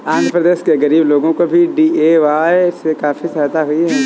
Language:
Hindi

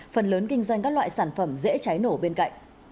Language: Vietnamese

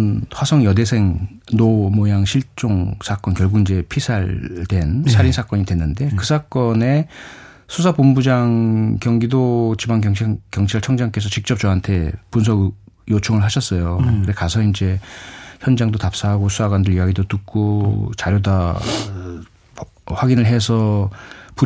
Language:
Korean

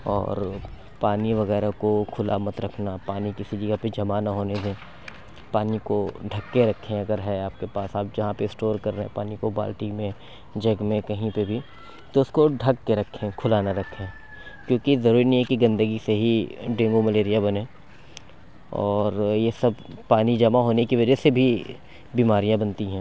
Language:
Urdu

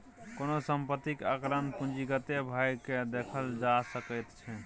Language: Maithili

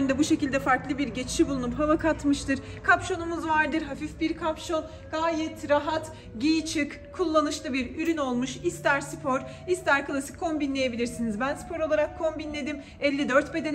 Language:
Turkish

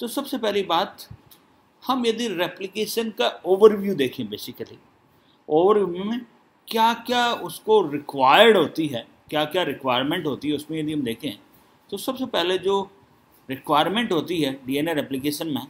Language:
Hindi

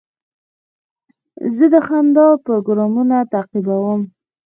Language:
Pashto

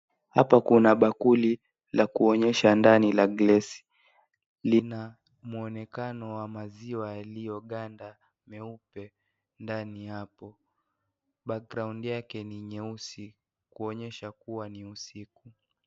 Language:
Swahili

